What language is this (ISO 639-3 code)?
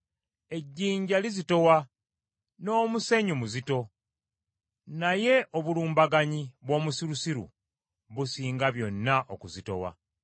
lug